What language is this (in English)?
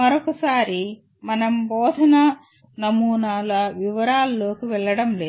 Telugu